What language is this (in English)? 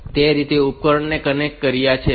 Gujarati